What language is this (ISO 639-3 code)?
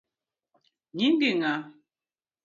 luo